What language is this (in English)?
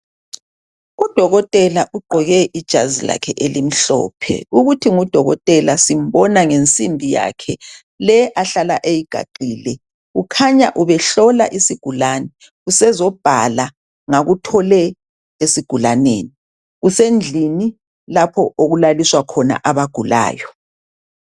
North Ndebele